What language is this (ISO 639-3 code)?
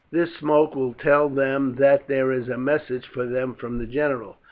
eng